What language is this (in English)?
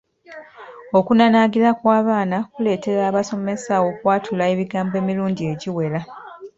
Ganda